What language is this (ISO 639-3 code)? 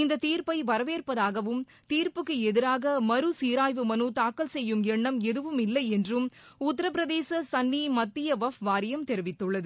tam